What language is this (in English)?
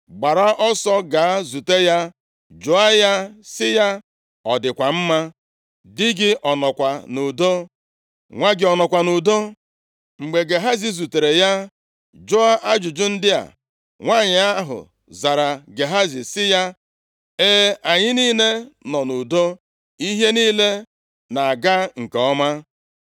Igbo